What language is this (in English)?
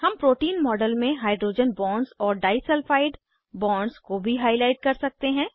Hindi